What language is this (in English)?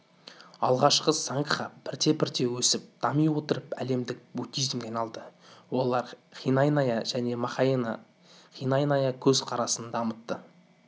Kazakh